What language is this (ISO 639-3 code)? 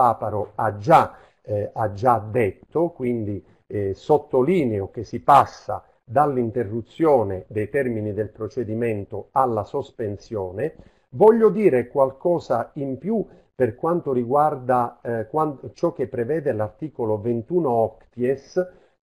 ita